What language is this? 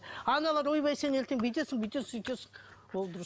Kazakh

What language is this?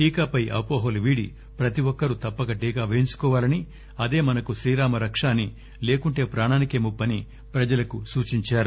Telugu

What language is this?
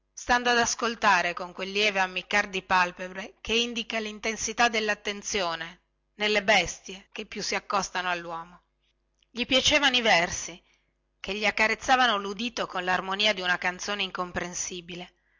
Italian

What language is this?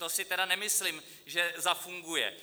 Czech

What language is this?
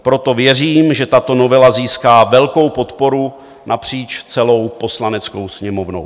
Czech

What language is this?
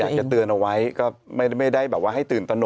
Thai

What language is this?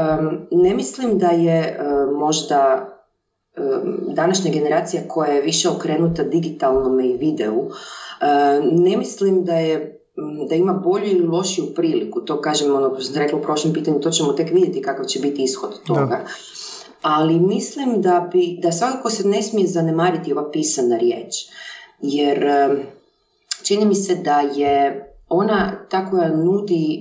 Croatian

